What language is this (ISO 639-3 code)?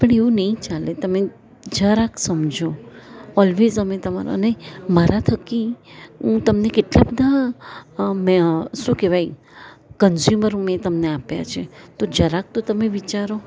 guj